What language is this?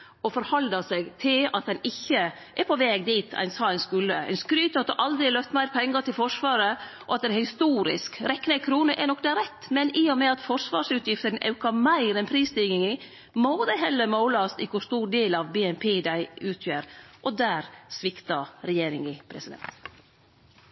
Norwegian Nynorsk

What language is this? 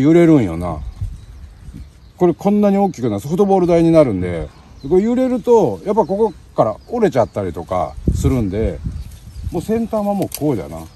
Japanese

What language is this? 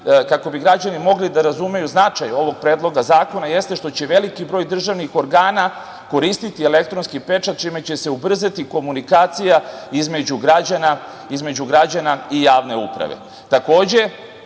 Serbian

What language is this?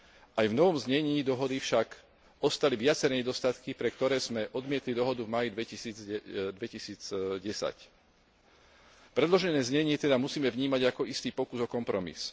Slovak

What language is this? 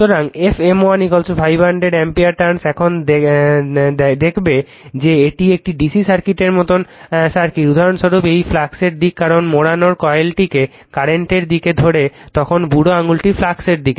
Bangla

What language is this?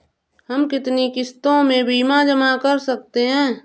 Hindi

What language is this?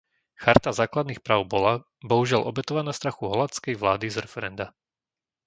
Slovak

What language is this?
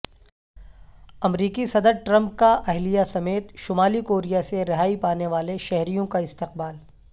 Urdu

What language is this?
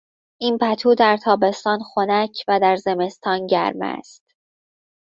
Persian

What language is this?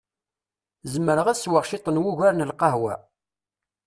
Kabyle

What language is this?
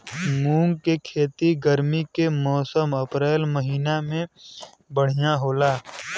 Bhojpuri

